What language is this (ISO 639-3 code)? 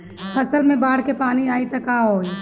bho